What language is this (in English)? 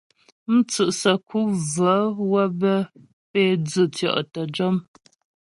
Ghomala